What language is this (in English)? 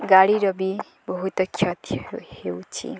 Odia